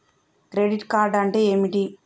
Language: Telugu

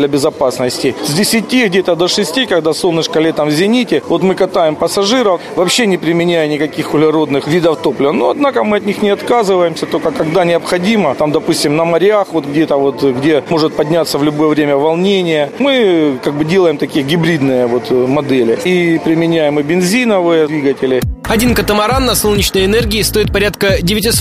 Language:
Russian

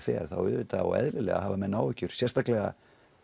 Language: Icelandic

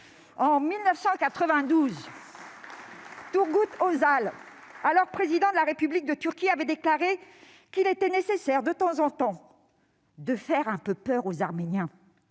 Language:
French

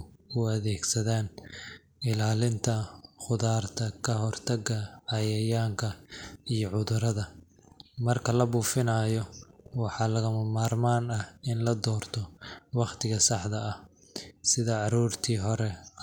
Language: Somali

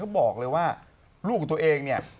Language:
Thai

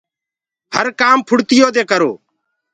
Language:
Gurgula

